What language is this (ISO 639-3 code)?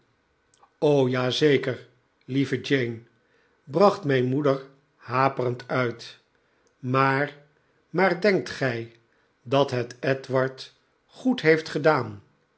nld